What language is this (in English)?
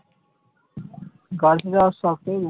Bangla